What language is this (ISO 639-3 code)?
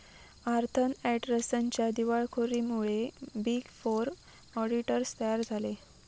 mar